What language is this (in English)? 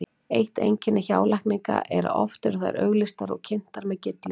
Icelandic